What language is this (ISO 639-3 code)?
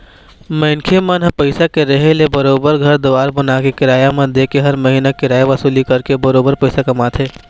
hne